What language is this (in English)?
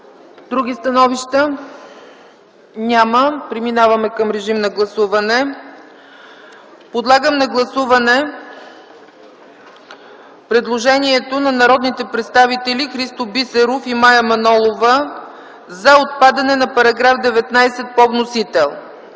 Bulgarian